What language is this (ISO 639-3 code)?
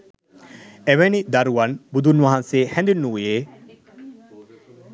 sin